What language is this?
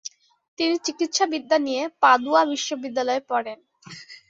Bangla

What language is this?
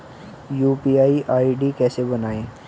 Hindi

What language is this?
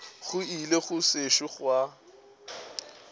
Northern Sotho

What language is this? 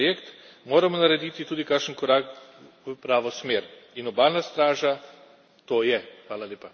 Slovenian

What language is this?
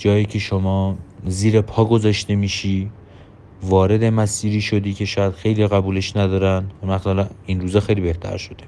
Persian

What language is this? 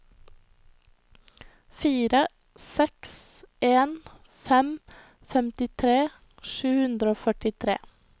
Norwegian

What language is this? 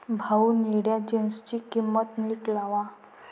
Marathi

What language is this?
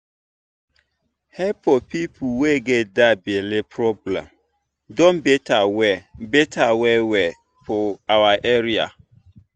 Nigerian Pidgin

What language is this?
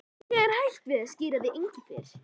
Icelandic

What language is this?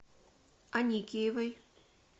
Russian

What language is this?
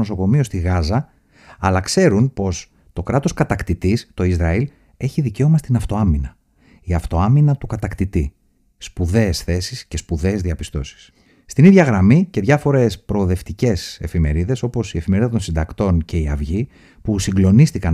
Greek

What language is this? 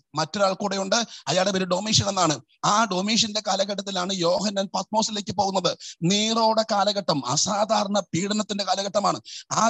Malayalam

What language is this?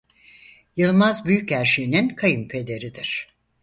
Turkish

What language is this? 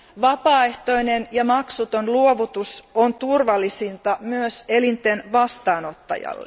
Finnish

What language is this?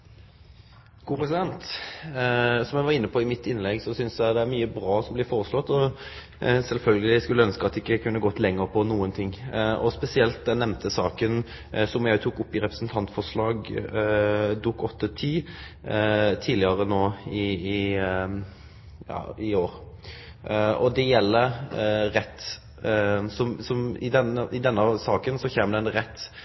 Norwegian Nynorsk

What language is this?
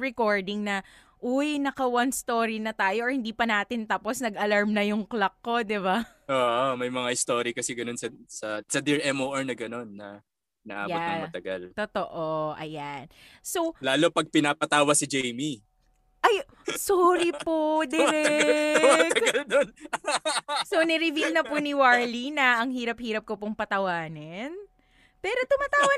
Filipino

